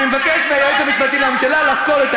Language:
Hebrew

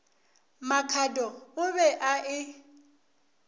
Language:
Northern Sotho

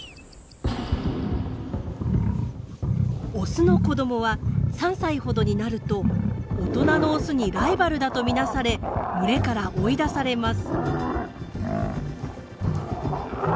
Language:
Japanese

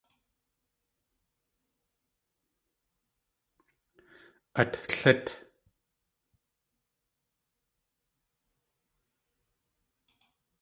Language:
Tlingit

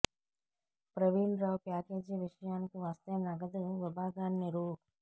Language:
Telugu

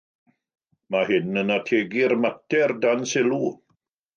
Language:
Welsh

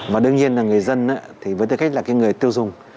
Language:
Vietnamese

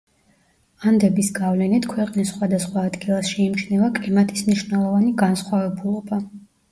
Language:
Georgian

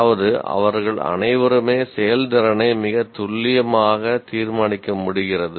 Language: Tamil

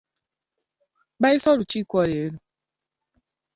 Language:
Ganda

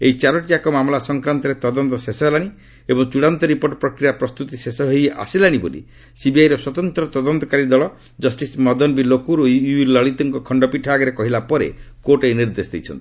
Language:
Odia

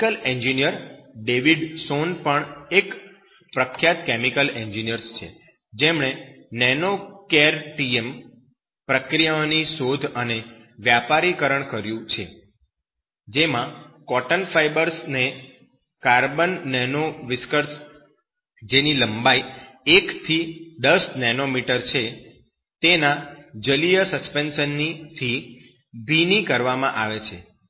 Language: Gujarati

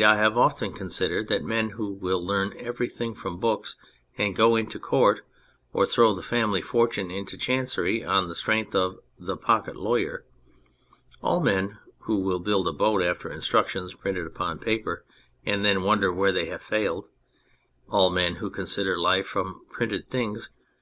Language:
English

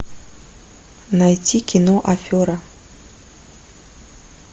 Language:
Russian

